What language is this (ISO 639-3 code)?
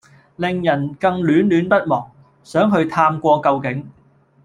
yue